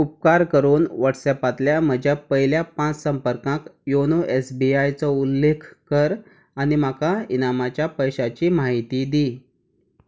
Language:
Konkani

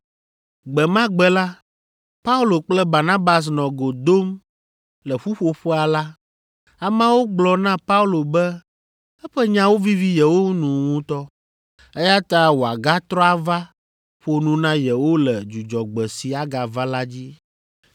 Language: Ewe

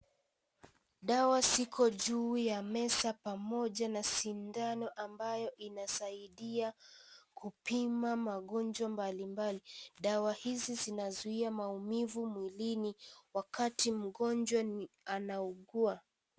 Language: Swahili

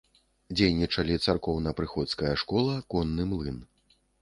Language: Belarusian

